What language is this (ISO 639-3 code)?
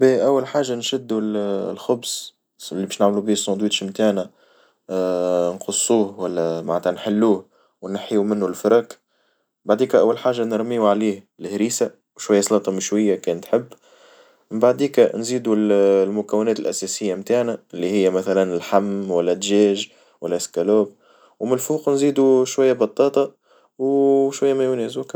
aeb